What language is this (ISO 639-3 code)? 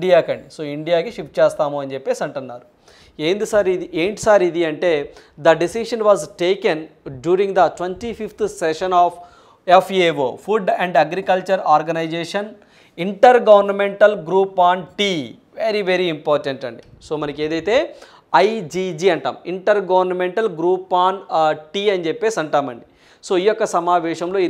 tel